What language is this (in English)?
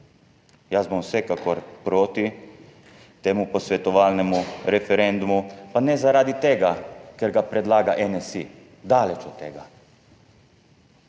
Slovenian